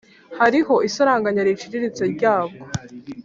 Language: Kinyarwanda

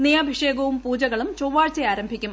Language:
Malayalam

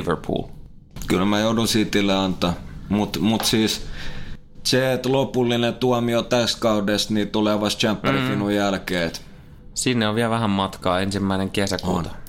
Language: Finnish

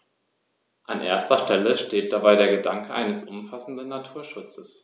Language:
German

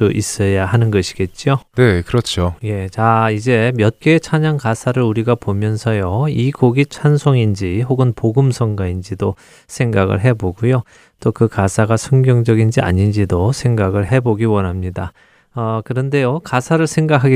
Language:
Korean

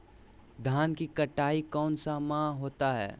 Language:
Magahi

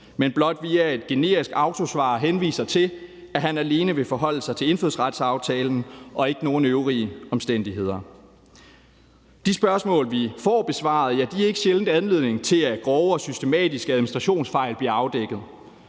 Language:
Danish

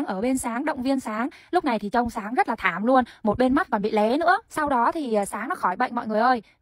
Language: Vietnamese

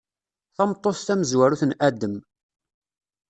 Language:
Kabyle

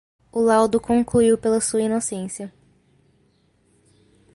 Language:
Portuguese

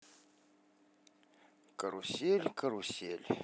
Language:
Russian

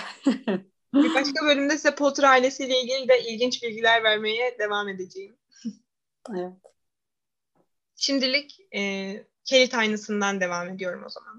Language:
Turkish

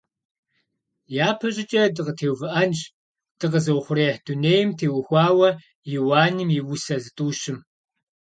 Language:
Kabardian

